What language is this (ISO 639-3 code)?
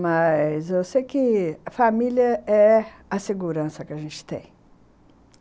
por